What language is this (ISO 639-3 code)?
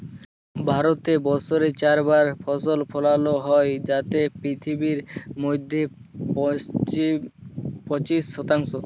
ben